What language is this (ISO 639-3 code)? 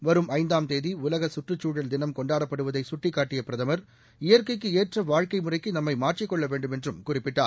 tam